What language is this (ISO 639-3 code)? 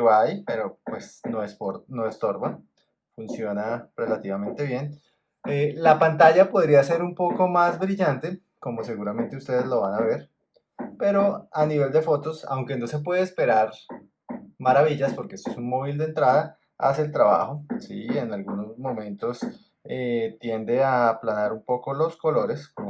spa